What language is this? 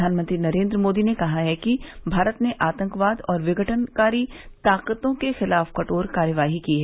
Hindi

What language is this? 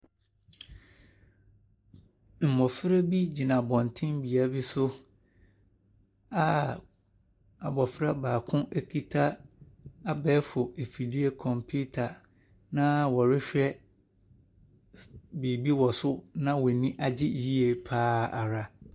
Akan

